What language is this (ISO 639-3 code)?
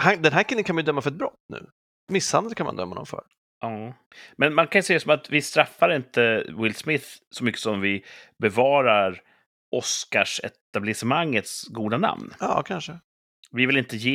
swe